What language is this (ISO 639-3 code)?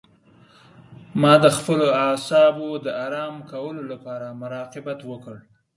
pus